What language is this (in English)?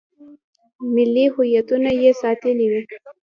Pashto